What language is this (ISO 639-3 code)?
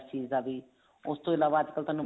pan